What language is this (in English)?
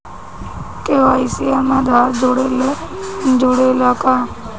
Bhojpuri